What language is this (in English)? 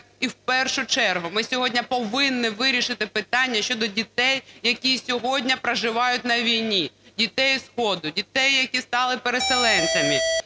Ukrainian